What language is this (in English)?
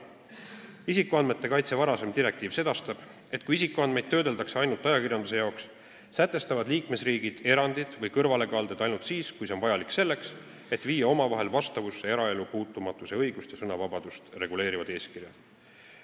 Estonian